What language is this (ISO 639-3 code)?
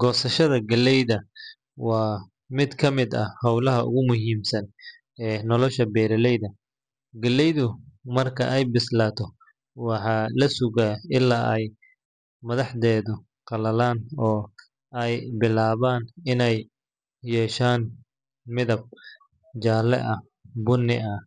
som